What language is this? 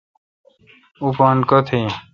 Kalkoti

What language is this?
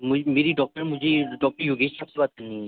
Urdu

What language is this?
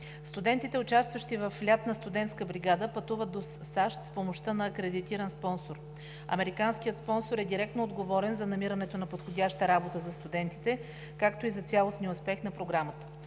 Bulgarian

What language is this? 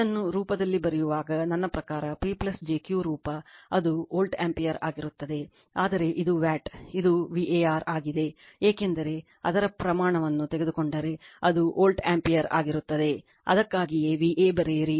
Kannada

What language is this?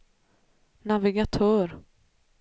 Swedish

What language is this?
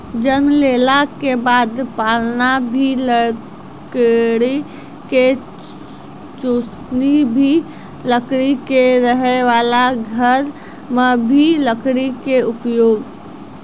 Maithili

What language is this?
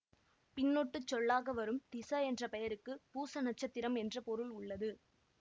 Tamil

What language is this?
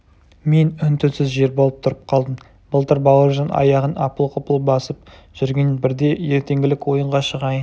Kazakh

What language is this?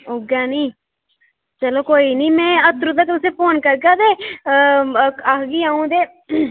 Dogri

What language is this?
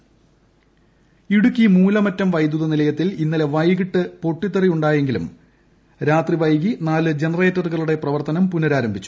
Malayalam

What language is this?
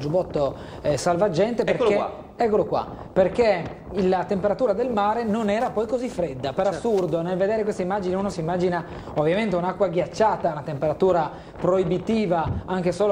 Italian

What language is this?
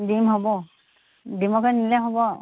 Assamese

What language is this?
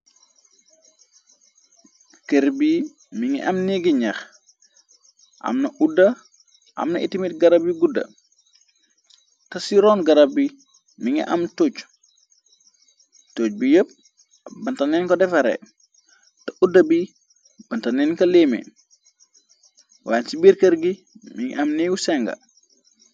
Wolof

